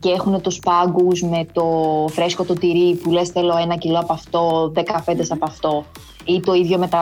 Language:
Greek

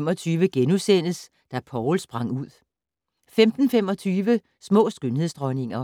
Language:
Danish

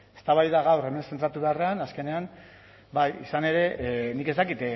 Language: Basque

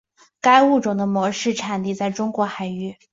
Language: Chinese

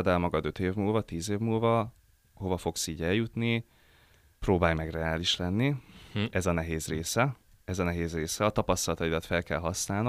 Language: Hungarian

